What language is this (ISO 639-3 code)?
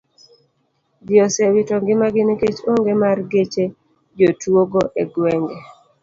luo